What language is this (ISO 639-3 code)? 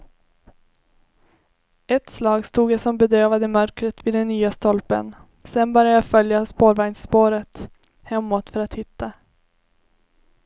swe